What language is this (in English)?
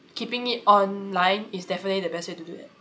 English